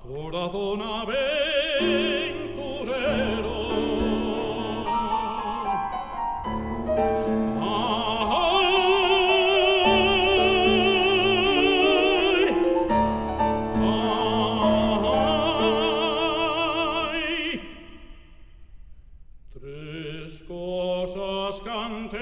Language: Romanian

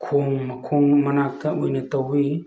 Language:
Manipuri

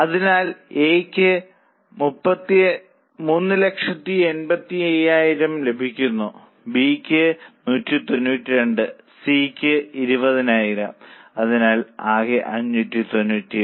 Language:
Malayalam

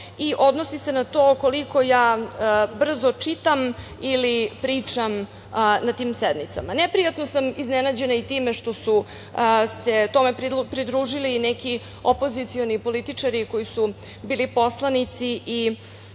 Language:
Serbian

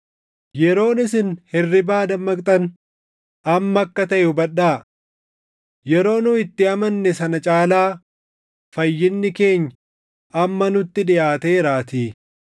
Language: Oromo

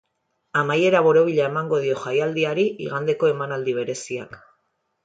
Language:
Basque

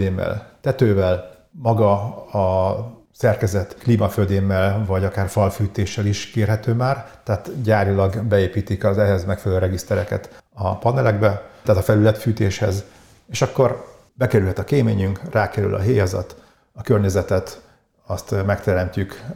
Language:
Hungarian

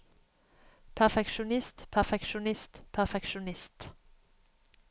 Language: Norwegian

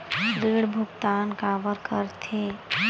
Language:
Chhattisgarhi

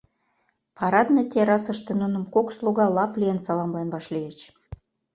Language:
Mari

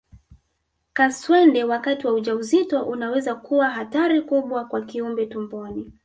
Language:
Swahili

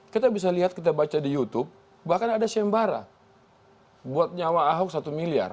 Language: Indonesian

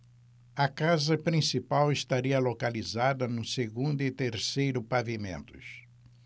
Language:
Portuguese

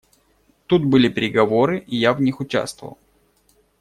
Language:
Russian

